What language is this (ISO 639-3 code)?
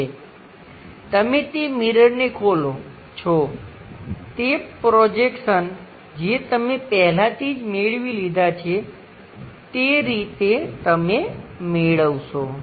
guj